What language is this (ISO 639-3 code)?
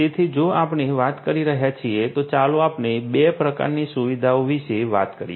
guj